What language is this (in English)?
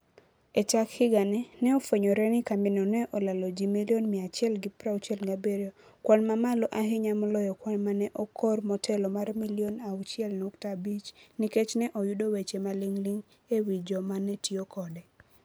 Luo (Kenya and Tanzania)